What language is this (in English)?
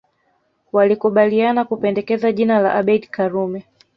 Swahili